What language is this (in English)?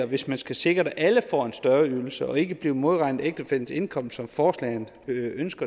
Danish